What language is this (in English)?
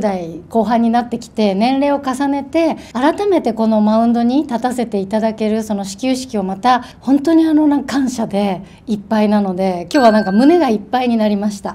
Japanese